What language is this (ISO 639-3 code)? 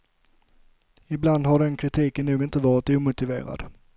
swe